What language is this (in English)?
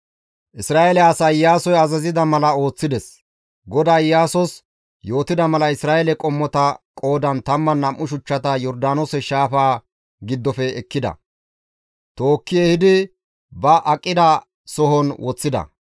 Gamo